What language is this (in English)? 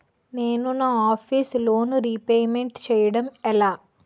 Telugu